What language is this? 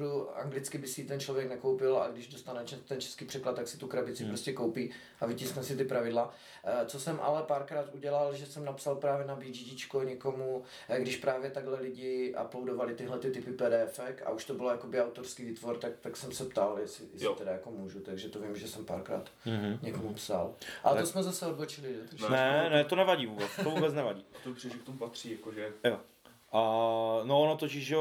Czech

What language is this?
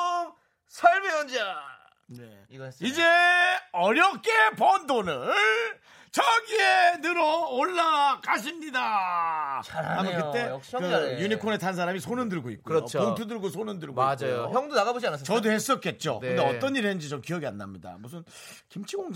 Korean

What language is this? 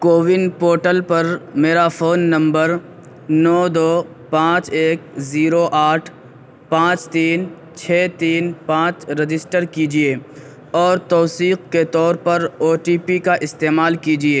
Urdu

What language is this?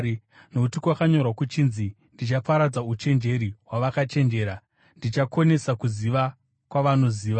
Shona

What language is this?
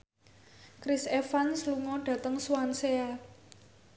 Javanese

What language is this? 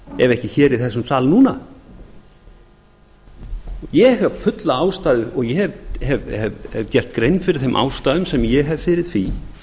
Icelandic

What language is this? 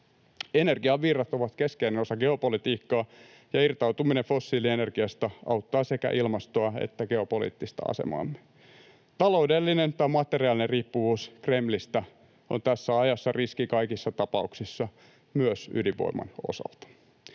Finnish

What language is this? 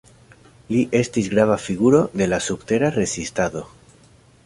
Esperanto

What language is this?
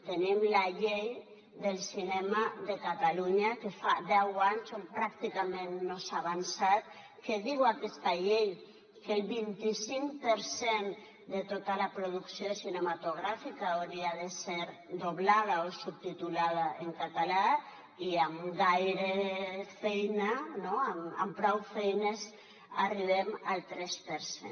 Catalan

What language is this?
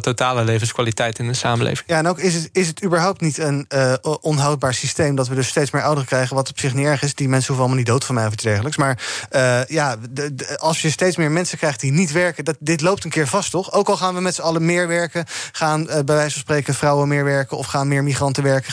Dutch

